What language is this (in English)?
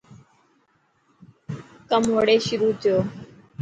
Dhatki